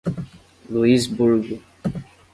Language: Portuguese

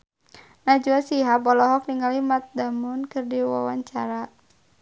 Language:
Sundanese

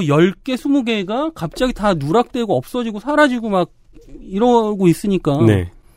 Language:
Korean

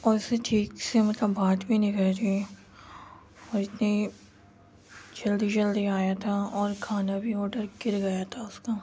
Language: Urdu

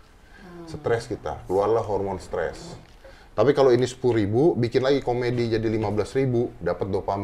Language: Indonesian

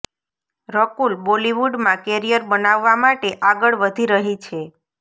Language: Gujarati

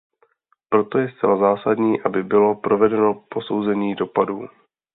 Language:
Czech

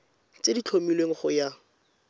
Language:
Tswana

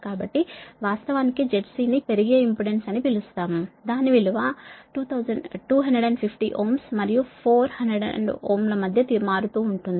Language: Telugu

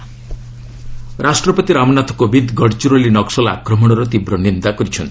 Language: Odia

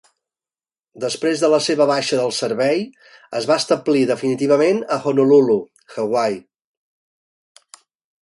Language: Catalan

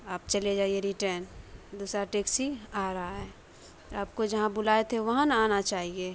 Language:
Urdu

